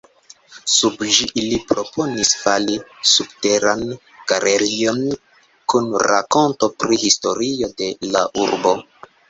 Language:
Esperanto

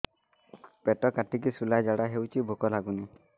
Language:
Odia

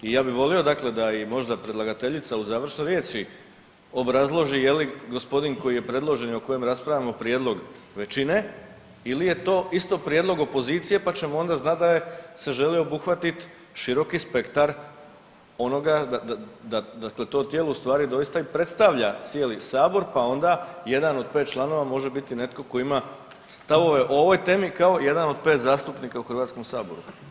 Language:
Croatian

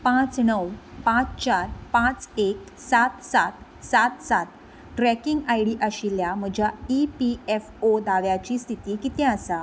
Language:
Konkani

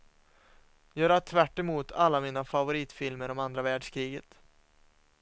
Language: Swedish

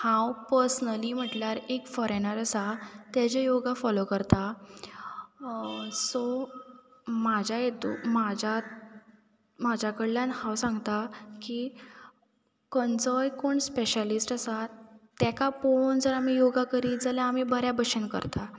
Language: Konkani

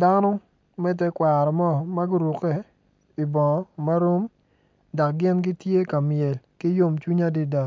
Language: Acoli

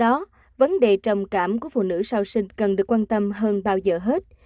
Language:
Vietnamese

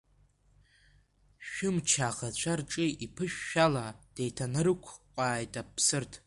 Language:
Abkhazian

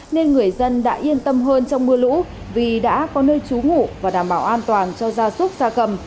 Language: Vietnamese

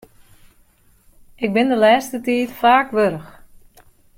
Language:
Western Frisian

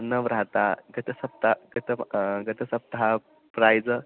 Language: Sanskrit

